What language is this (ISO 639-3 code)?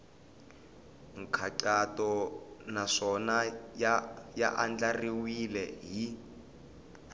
tso